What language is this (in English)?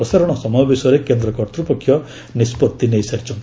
Odia